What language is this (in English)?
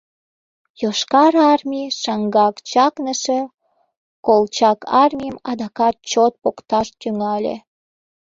Mari